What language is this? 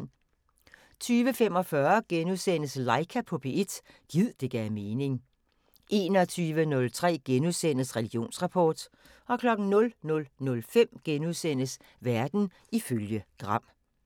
Danish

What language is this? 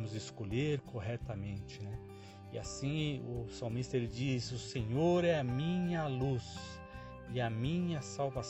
Portuguese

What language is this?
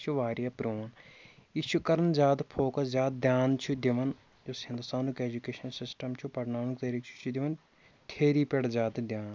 Kashmiri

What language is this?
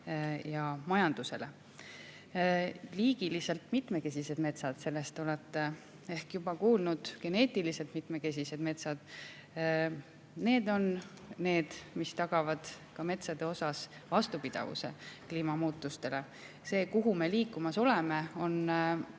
Estonian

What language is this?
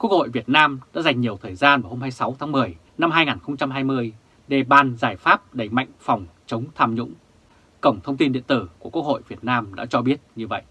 Vietnamese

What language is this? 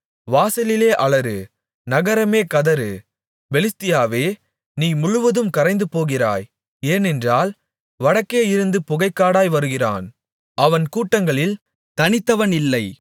Tamil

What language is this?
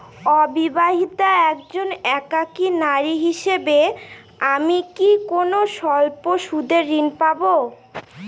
Bangla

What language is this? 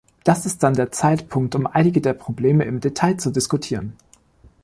German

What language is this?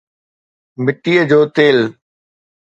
Sindhi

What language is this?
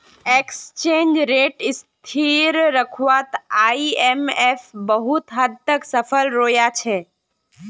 Magahi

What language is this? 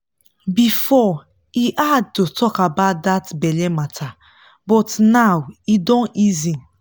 Nigerian Pidgin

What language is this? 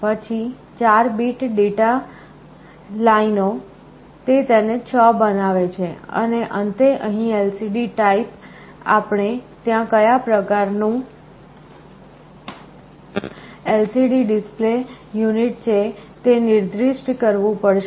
Gujarati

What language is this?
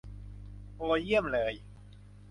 Thai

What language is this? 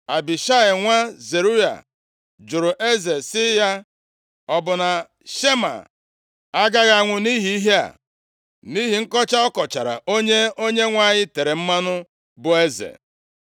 Igbo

